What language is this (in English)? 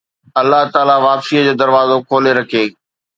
Sindhi